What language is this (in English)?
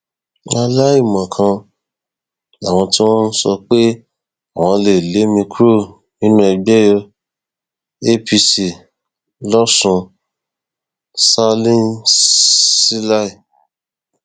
Yoruba